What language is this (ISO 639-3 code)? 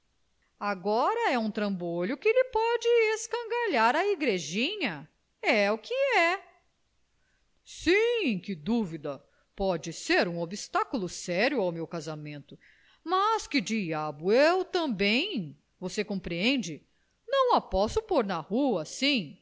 por